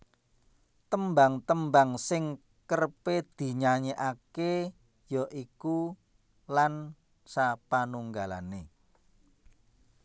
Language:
Javanese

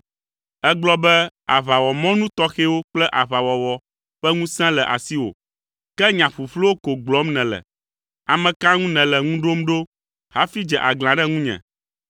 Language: Ewe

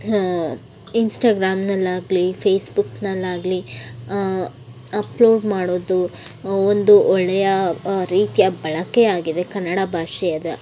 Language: Kannada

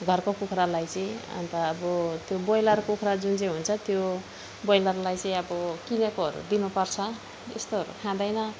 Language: Nepali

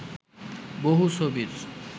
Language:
Bangla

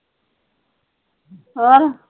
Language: Punjabi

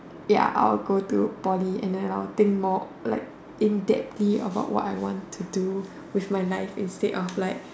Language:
English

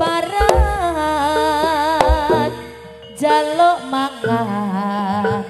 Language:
Indonesian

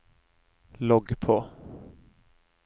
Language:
Norwegian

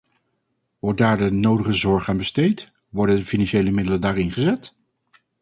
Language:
Dutch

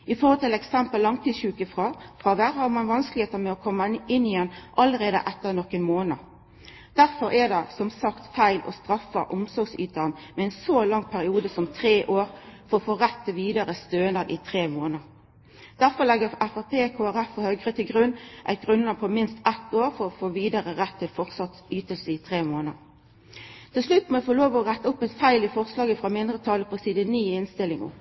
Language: Norwegian Nynorsk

